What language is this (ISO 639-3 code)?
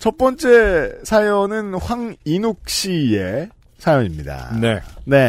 kor